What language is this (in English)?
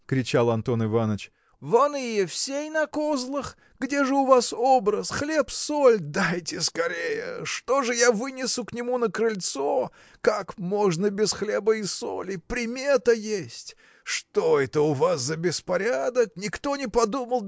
Russian